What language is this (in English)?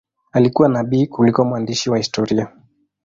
Swahili